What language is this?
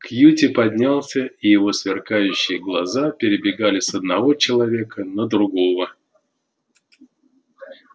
Russian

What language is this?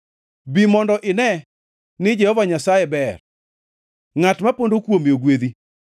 Luo (Kenya and Tanzania)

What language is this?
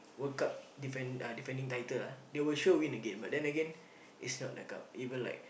English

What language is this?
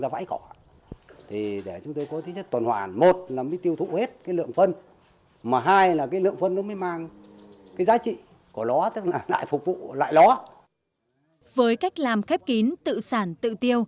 Vietnamese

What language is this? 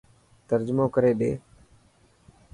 Dhatki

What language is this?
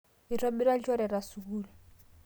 Masai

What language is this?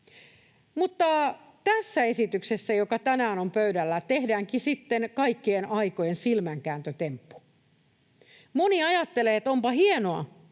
Finnish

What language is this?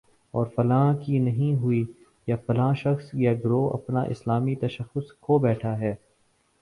Urdu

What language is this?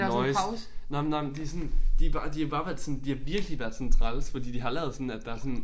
Danish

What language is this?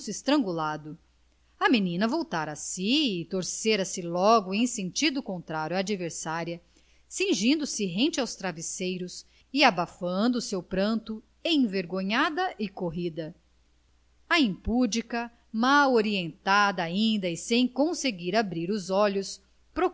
Portuguese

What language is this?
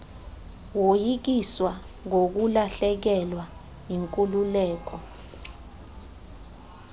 Xhosa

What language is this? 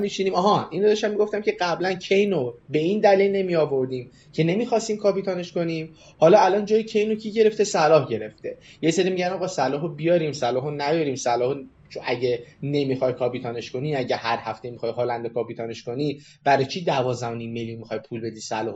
Persian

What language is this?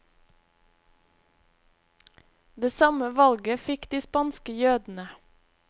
Norwegian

